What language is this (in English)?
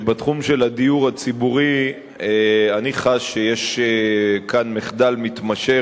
Hebrew